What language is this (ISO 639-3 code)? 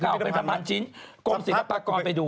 tha